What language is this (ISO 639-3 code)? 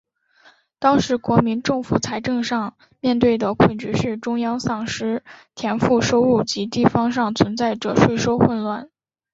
zho